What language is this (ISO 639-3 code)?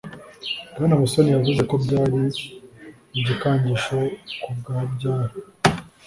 kin